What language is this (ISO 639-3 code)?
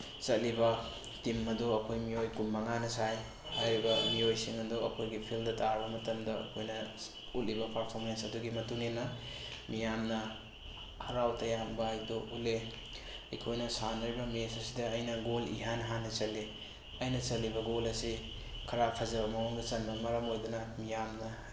mni